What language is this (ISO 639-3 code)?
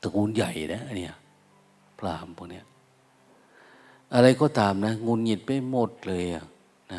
tha